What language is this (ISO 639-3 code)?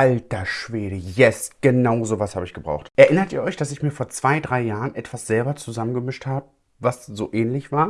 deu